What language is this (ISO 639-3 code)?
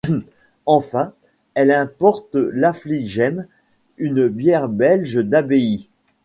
fra